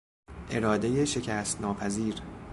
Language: Persian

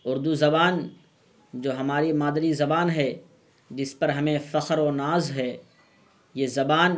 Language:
Urdu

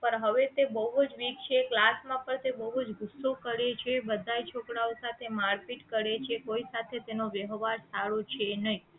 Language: Gujarati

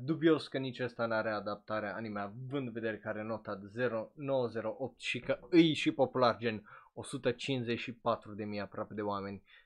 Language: Romanian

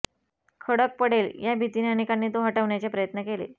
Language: Marathi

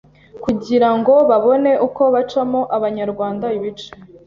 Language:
Kinyarwanda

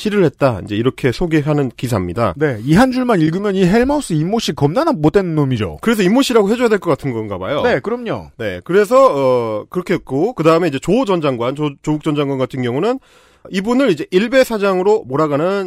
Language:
Korean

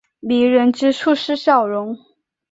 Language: Chinese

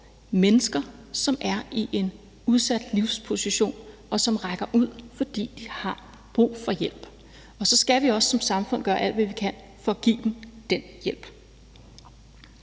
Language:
Danish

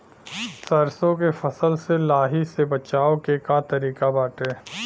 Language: Bhojpuri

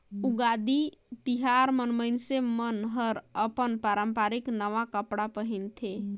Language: Chhattisgarhi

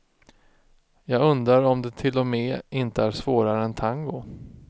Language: Swedish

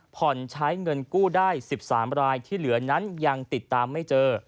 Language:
Thai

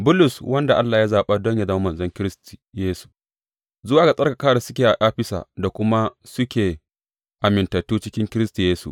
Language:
Hausa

